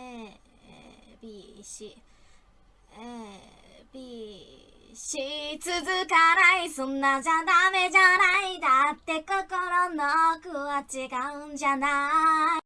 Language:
Japanese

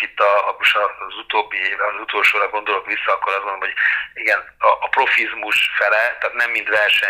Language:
Hungarian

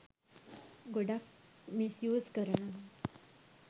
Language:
Sinhala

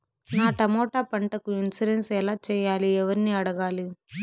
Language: Telugu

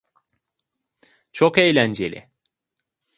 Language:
Turkish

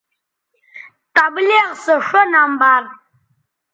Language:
Bateri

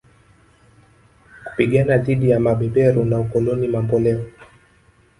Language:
Swahili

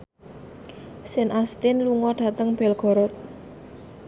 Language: Javanese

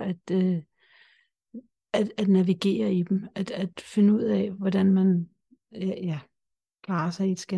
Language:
Danish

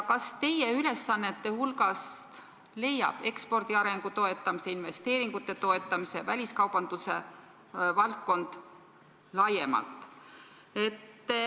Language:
Estonian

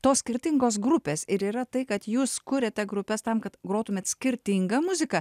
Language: Lithuanian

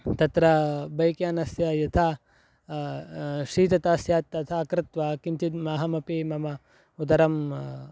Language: Sanskrit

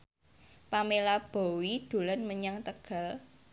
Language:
Javanese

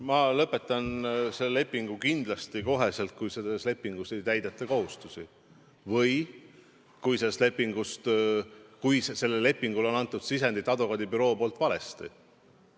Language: Estonian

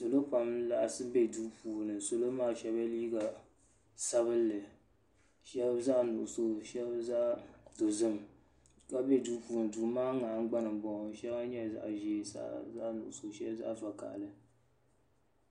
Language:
Dagbani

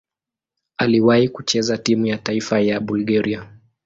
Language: Swahili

